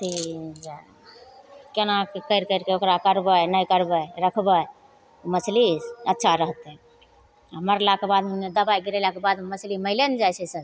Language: Maithili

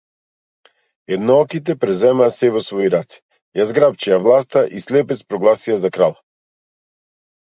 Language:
Macedonian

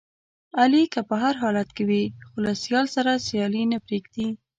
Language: Pashto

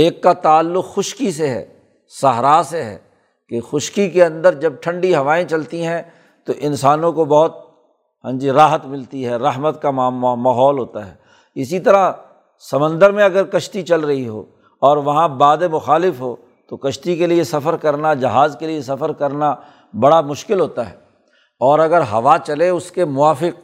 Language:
Urdu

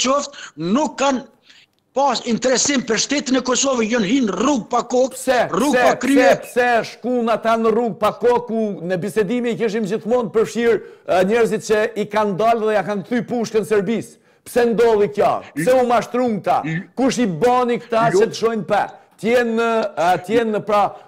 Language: Romanian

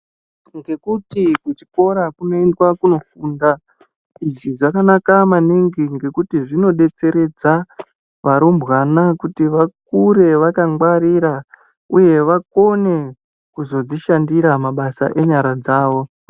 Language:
Ndau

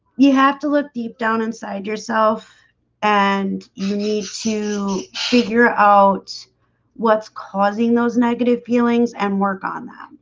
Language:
English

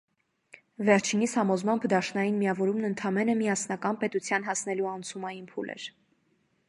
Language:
Armenian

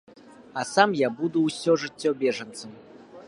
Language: Belarusian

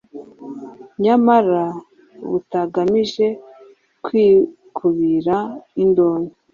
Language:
Kinyarwanda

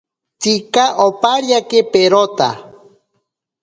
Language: Ashéninka Perené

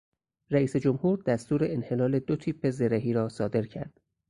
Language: Persian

